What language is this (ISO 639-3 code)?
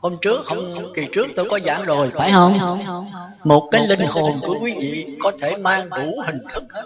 vie